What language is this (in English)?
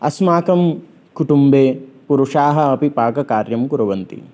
Sanskrit